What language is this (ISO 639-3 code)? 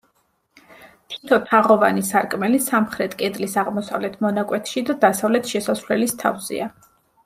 kat